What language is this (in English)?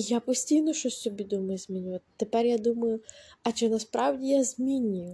Ukrainian